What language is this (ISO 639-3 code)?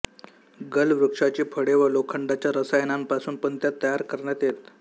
mar